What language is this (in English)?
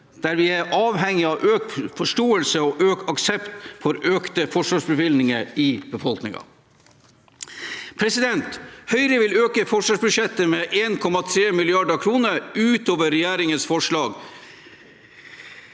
Norwegian